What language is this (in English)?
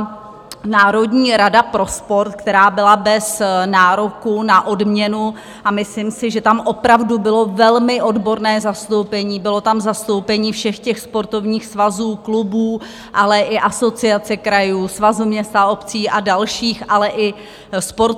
Czech